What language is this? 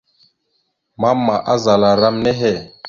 Mada (Cameroon)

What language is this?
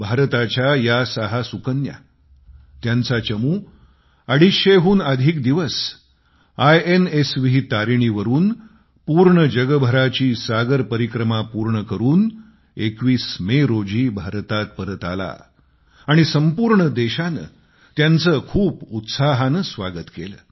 Marathi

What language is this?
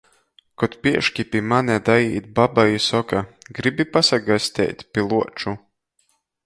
Latgalian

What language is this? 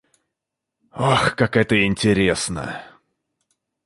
Russian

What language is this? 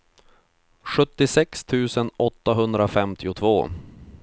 Swedish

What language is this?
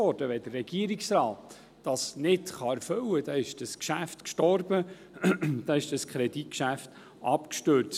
Swiss German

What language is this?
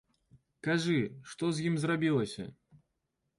Belarusian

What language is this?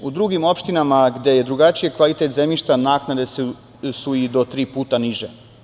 Serbian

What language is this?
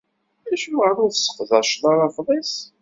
Kabyle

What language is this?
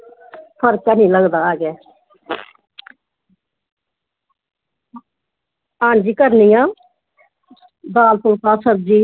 Dogri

